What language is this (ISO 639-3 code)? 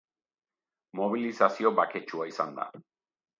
eus